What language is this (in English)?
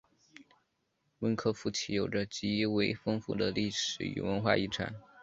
Chinese